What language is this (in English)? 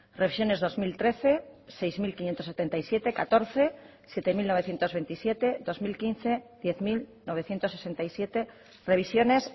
Basque